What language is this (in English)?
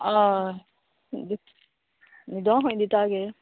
Konkani